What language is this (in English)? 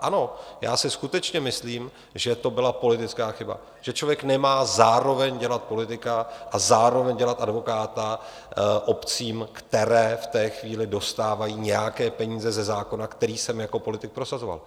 Czech